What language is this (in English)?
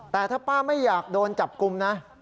Thai